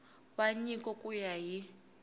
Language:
Tsonga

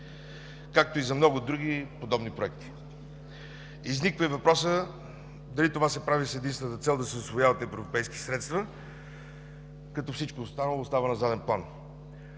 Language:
Bulgarian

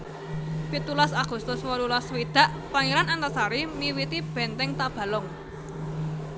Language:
Javanese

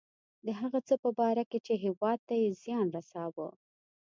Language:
Pashto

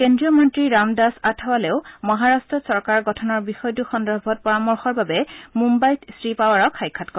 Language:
Assamese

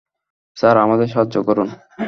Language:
Bangla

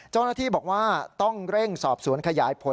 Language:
Thai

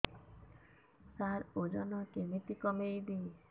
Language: Odia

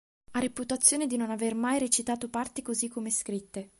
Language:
Italian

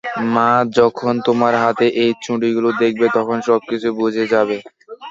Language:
Bangla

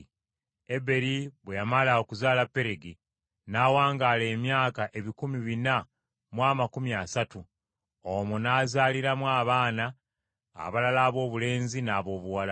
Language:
Ganda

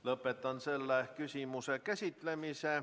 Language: Estonian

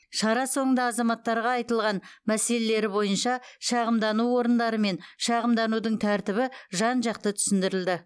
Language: Kazakh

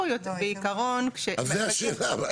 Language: Hebrew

